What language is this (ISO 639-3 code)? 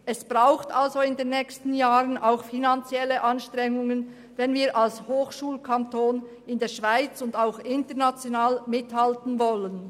gsw